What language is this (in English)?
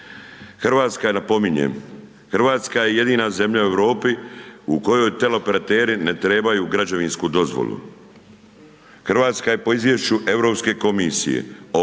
Croatian